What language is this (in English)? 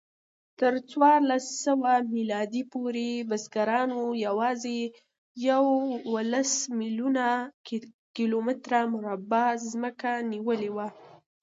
Pashto